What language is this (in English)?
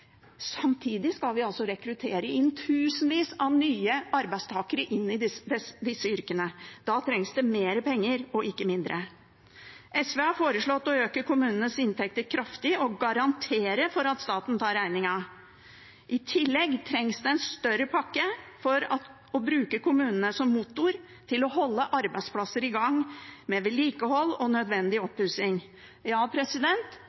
Norwegian Bokmål